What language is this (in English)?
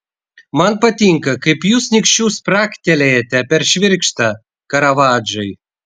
Lithuanian